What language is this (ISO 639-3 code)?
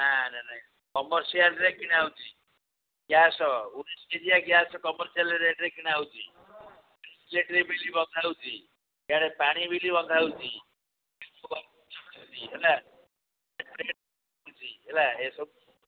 ori